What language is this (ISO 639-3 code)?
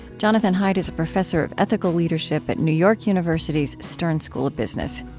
eng